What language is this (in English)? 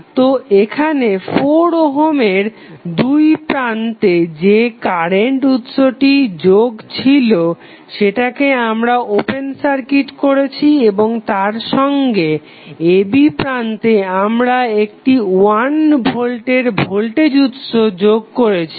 Bangla